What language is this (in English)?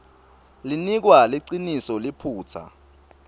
Swati